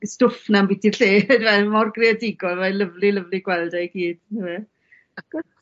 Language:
Welsh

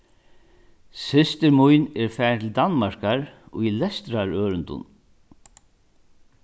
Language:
Faroese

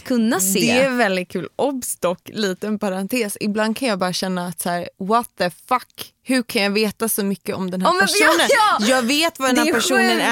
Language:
Swedish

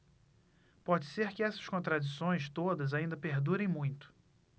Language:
Portuguese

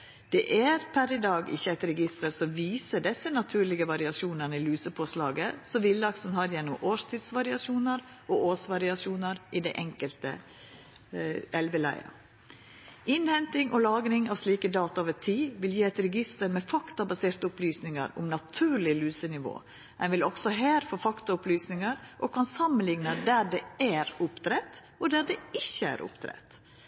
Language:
Norwegian Nynorsk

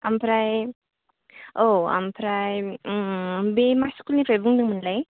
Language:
Bodo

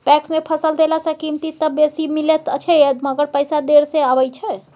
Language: Maithili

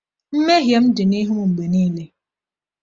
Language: Igbo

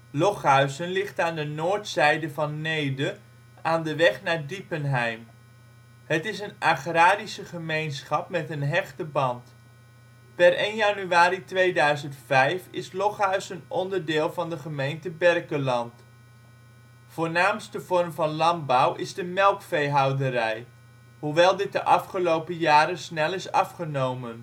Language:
Dutch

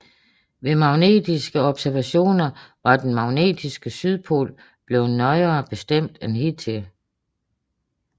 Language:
Danish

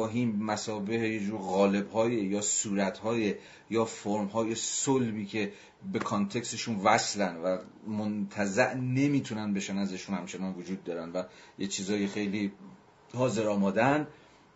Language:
Persian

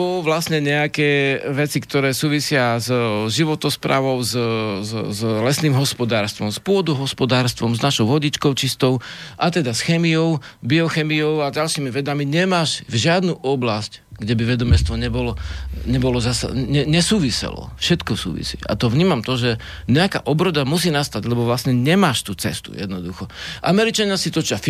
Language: Slovak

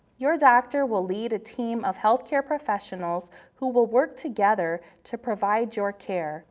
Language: English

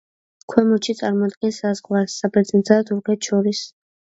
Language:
Georgian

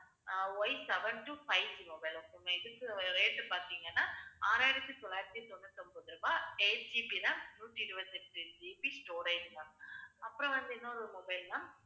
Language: Tamil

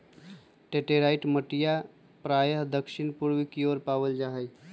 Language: Magahi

